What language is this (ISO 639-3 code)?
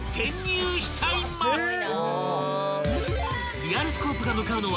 jpn